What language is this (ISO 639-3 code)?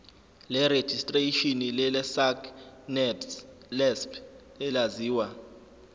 zul